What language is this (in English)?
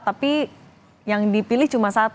Indonesian